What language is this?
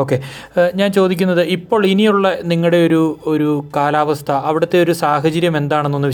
Malayalam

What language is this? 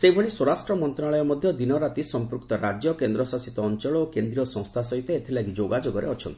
Odia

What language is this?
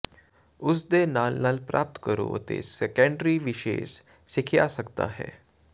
Punjabi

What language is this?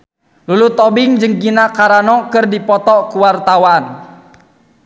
Sundanese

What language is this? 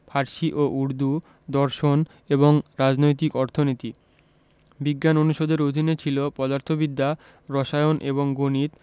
Bangla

